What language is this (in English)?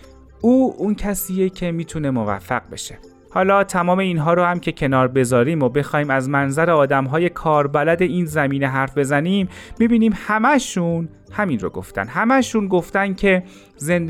Persian